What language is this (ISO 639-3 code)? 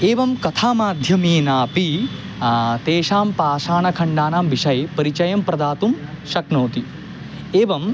san